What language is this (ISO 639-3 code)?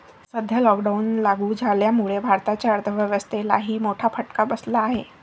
mar